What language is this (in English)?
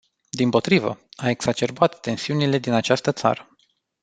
Romanian